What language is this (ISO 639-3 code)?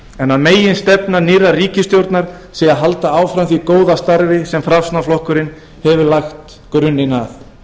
isl